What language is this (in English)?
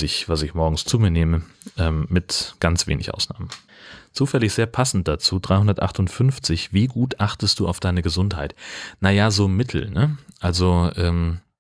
German